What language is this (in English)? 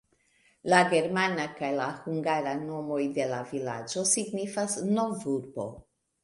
Esperanto